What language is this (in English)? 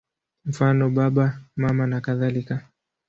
Swahili